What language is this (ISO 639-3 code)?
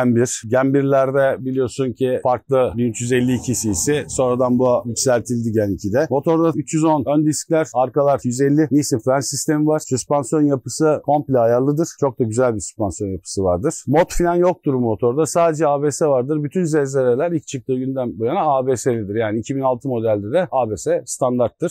tur